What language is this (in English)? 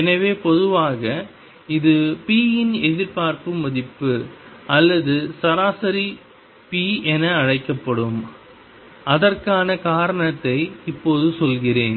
Tamil